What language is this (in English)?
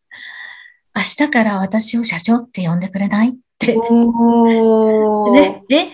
Japanese